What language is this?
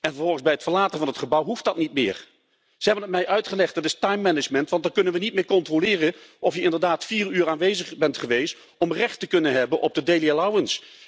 Dutch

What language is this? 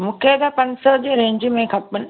Sindhi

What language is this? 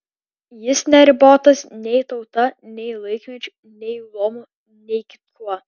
Lithuanian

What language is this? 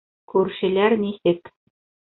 Bashkir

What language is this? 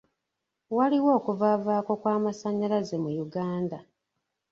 Ganda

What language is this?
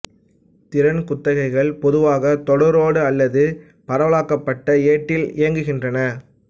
Tamil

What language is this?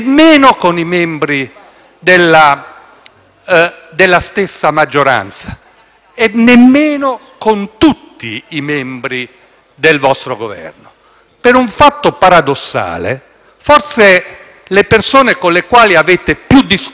Italian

